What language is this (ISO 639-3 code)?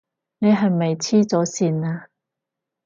yue